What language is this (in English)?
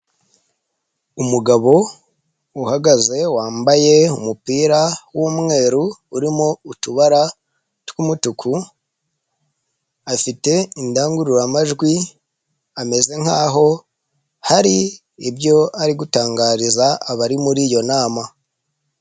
Kinyarwanda